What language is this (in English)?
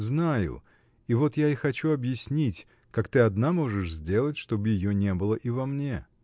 Russian